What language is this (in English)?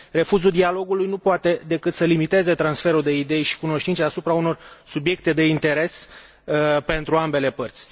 Romanian